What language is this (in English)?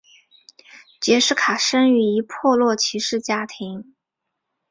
Chinese